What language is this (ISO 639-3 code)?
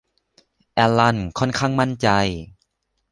tha